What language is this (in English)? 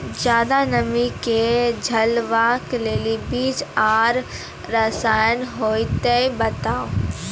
Maithili